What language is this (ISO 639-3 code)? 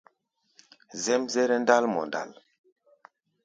gba